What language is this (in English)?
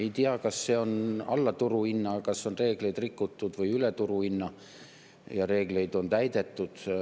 Estonian